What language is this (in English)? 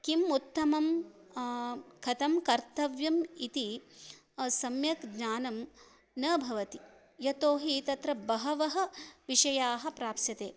Sanskrit